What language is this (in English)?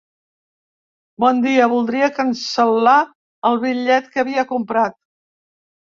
Catalan